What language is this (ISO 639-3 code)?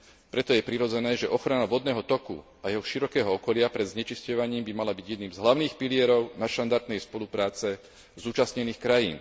slk